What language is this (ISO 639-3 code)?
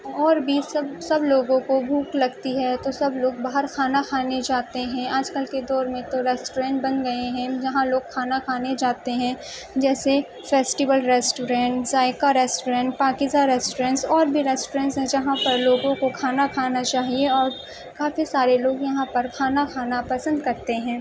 urd